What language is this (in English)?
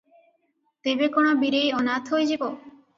Odia